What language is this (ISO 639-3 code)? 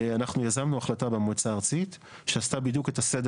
heb